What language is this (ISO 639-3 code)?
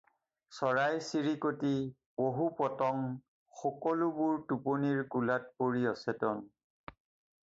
asm